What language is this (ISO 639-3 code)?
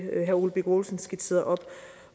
dan